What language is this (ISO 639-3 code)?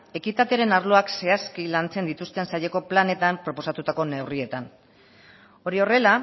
eus